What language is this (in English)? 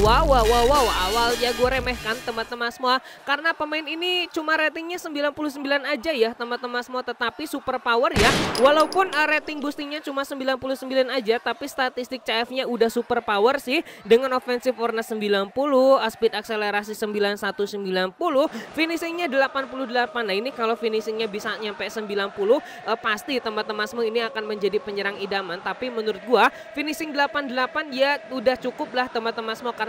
Indonesian